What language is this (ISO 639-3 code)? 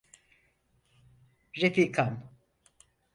tur